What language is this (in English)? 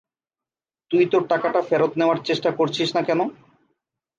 Bangla